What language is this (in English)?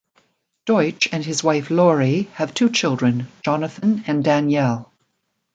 English